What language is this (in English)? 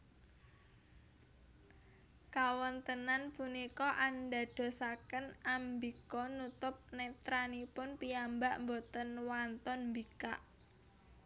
Javanese